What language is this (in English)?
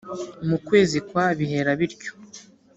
Kinyarwanda